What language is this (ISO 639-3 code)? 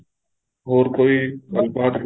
pan